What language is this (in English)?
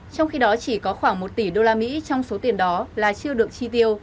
Vietnamese